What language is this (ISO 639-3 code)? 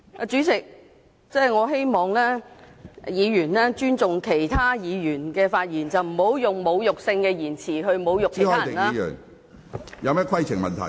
yue